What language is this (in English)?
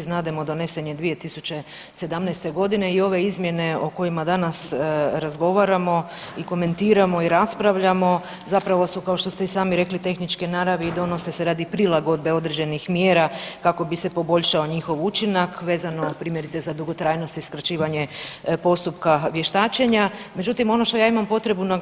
Croatian